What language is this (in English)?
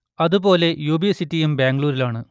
Malayalam